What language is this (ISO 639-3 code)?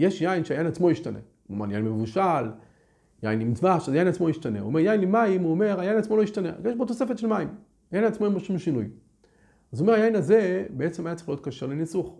heb